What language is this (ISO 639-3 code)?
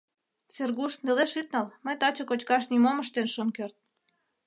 chm